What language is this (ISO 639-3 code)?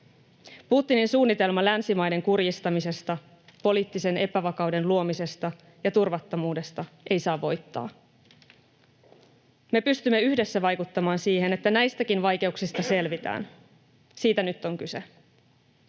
fin